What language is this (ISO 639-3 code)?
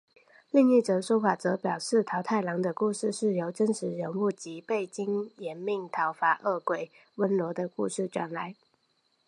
zho